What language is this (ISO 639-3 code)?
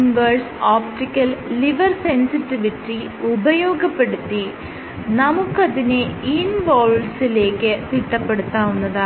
mal